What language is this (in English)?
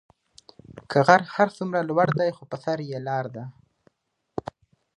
Pashto